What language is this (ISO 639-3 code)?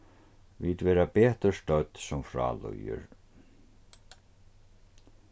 fao